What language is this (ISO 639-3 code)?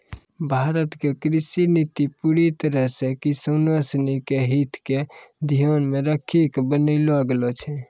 mai